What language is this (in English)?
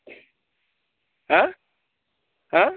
Bodo